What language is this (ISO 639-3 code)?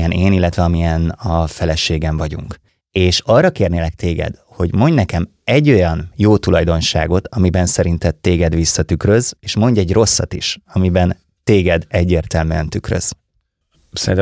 hun